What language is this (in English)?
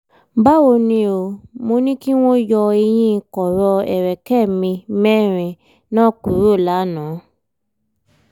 Yoruba